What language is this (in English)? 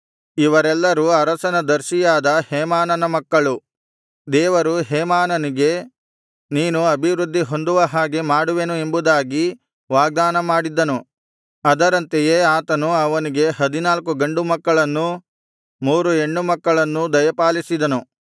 Kannada